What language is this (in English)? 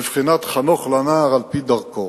Hebrew